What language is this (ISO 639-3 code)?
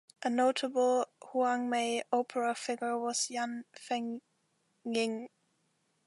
eng